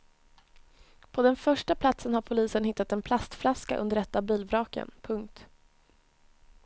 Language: Swedish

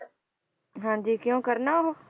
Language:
Punjabi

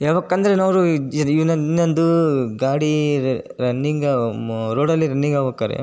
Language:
Kannada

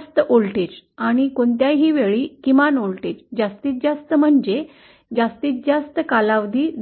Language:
Marathi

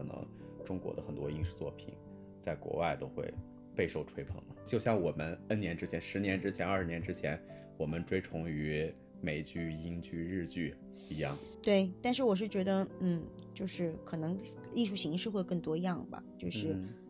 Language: Chinese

